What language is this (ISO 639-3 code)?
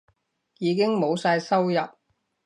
yue